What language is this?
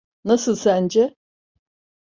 Turkish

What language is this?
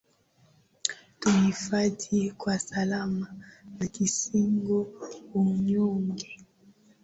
Swahili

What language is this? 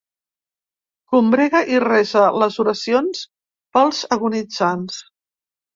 Catalan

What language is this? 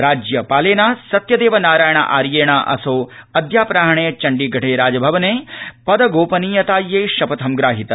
Sanskrit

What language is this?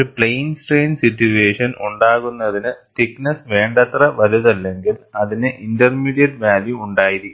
Malayalam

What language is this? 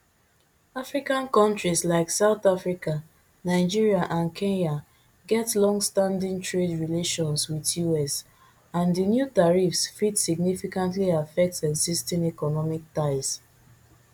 Nigerian Pidgin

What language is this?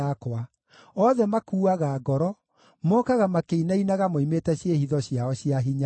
Kikuyu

